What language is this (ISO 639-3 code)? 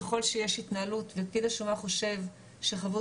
heb